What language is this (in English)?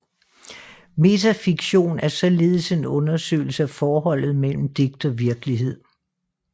Danish